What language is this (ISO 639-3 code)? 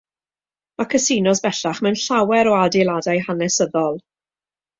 cym